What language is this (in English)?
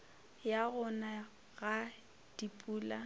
Northern Sotho